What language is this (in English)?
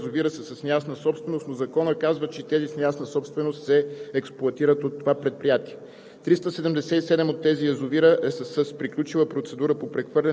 Bulgarian